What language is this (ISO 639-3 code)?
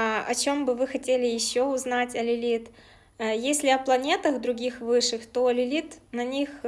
rus